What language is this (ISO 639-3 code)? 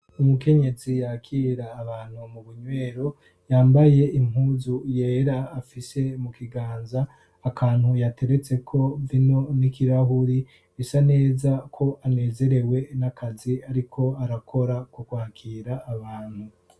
run